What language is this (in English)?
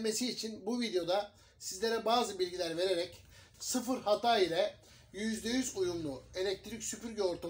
Turkish